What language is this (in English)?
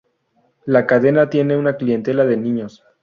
Spanish